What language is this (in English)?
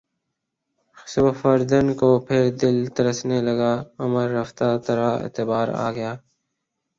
Urdu